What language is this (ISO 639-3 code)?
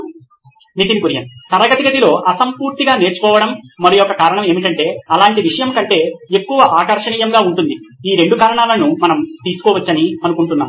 tel